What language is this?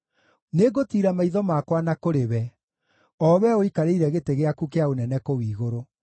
Kikuyu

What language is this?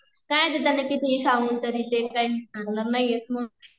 Marathi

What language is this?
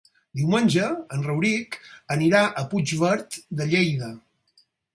Catalan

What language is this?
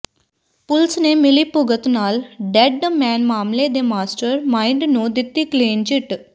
Punjabi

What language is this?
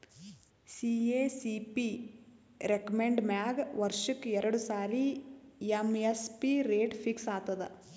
Kannada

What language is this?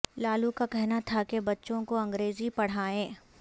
Urdu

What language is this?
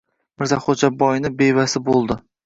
Uzbek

